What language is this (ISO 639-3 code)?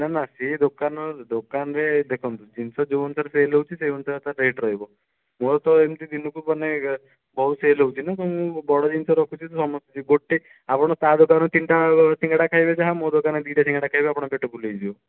ori